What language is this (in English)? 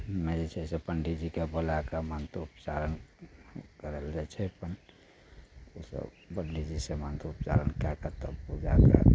Maithili